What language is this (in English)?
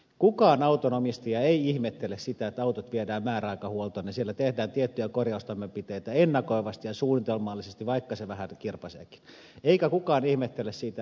Finnish